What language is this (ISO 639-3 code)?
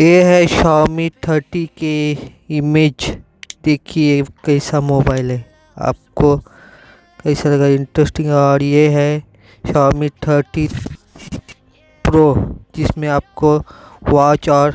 hin